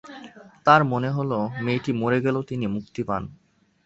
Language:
Bangla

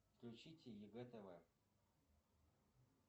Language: Russian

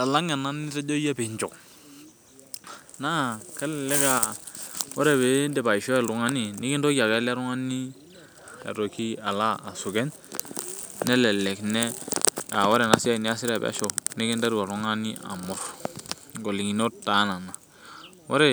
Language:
Masai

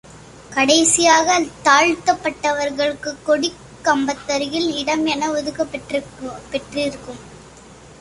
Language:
Tamil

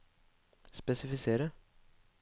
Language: Norwegian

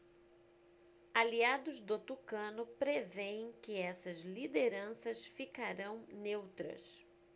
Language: Portuguese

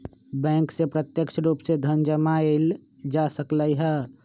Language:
Magahi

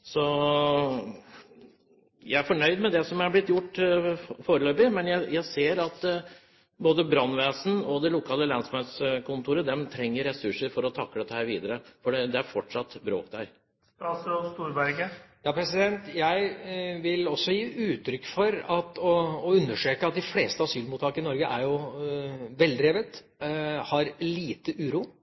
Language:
Norwegian Bokmål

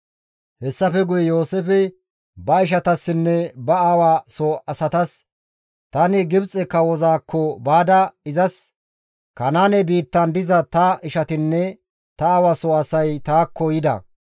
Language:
Gamo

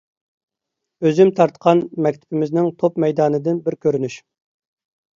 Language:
Uyghur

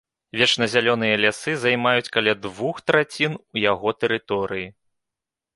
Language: Belarusian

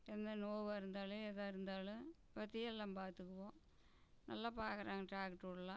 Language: Tamil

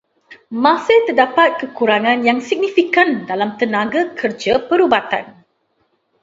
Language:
Malay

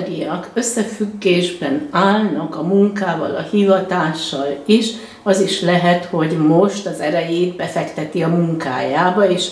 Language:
Hungarian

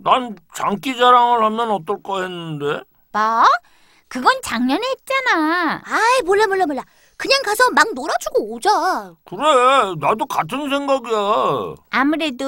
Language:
Korean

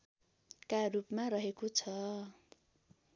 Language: Nepali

